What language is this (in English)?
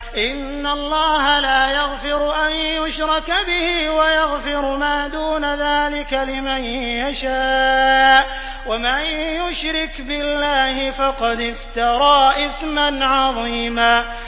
Arabic